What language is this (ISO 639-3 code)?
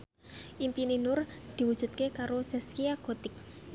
jav